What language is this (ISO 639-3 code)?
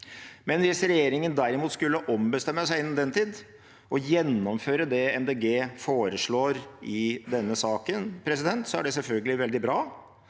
nor